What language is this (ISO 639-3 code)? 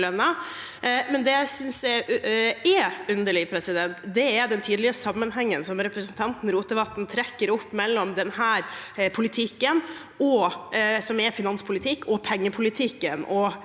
nor